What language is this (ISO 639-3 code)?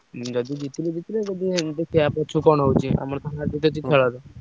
ori